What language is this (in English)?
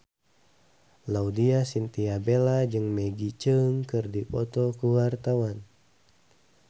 Sundanese